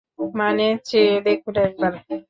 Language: Bangla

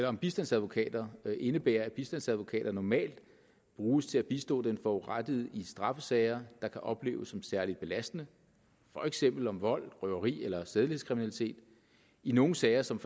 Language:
Danish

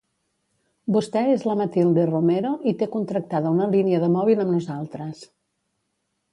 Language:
Catalan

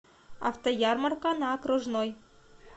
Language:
Russian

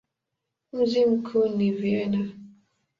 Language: Swahili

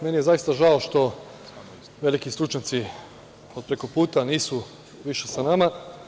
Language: Serbian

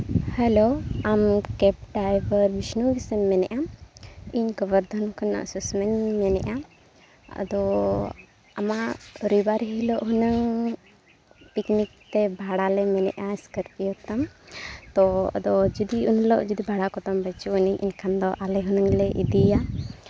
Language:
Santali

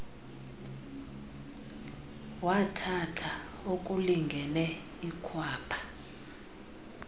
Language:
Xhosa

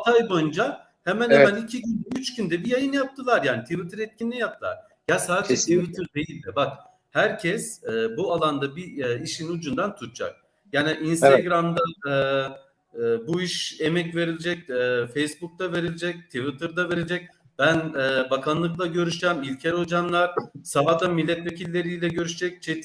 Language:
Turkish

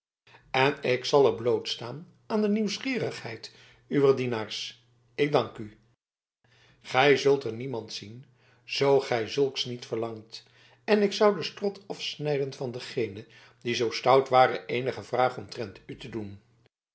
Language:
Dutch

